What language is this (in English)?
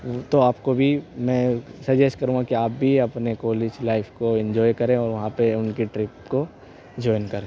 Urdu